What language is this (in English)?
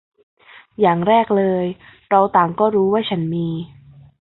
Thai